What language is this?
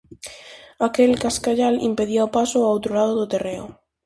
Galician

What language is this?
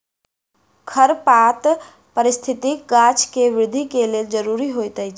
Maithili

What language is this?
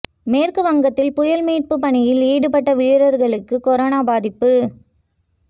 Tamil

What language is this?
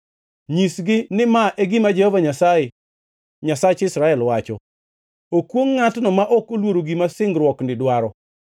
Luo (Kenya and Tanzania)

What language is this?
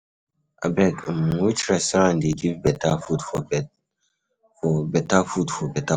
Nigerian Pidgin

